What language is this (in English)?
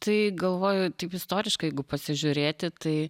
Lithuanian